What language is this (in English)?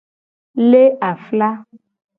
Gen